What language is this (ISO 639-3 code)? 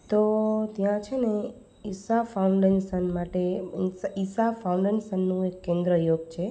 guj